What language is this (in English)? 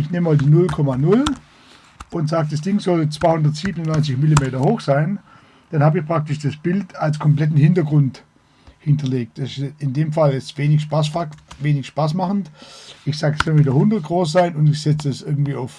German